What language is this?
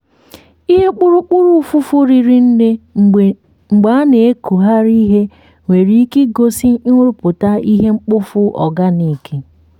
Igbo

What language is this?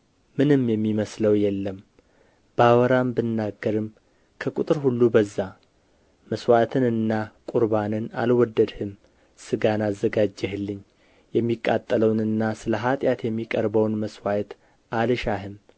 Amharic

